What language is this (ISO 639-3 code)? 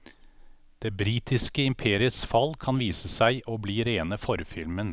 nor